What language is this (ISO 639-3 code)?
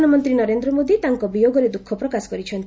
ori